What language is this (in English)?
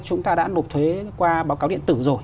Vietnamese